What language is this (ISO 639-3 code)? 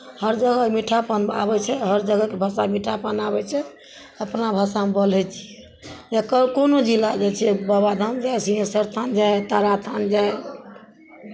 mai